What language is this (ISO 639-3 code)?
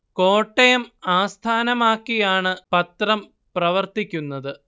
mal